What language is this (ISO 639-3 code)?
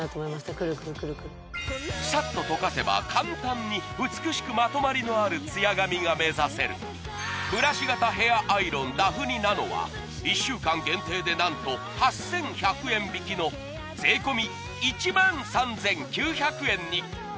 jpn